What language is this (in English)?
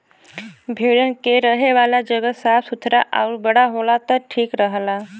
Bhojpuri